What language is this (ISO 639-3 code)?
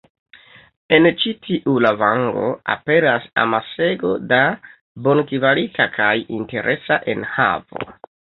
epo